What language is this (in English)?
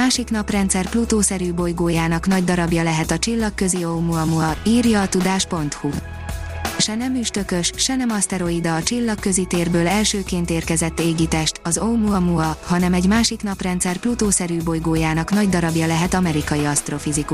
Hungarian